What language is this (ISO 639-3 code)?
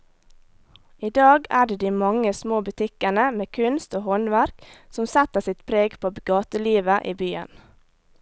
nor